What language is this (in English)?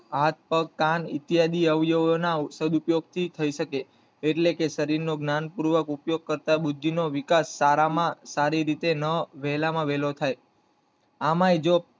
Gujarati